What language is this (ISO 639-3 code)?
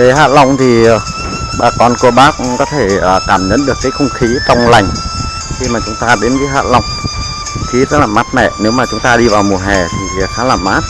vie